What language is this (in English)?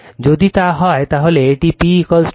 Bangla